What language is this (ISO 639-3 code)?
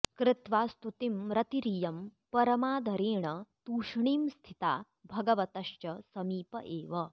san